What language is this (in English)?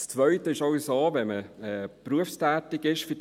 Swiss German